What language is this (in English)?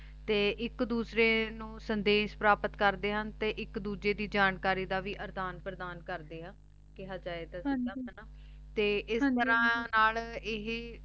Punjabi